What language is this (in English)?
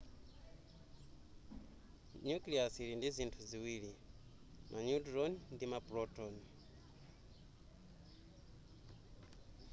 Nyanja